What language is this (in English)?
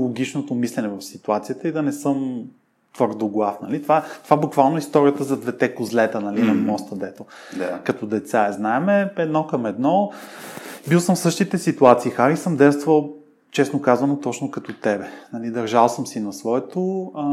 Bulgarian